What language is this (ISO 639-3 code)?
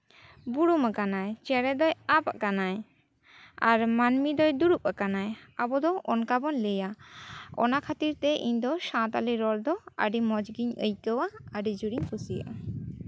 sat